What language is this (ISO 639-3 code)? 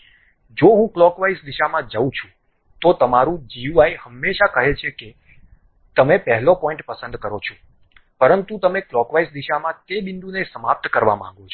guj